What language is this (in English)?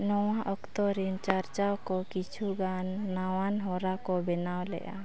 Santali